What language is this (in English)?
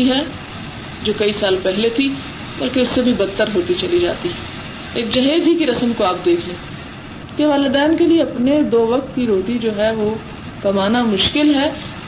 Urdu